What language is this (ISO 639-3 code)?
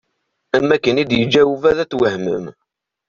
kab